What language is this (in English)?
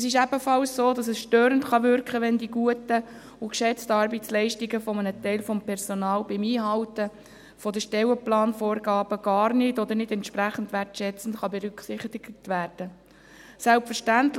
Swiss German